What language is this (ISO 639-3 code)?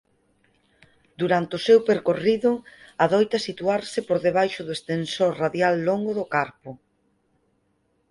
glg